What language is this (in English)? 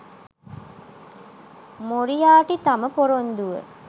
Sinhala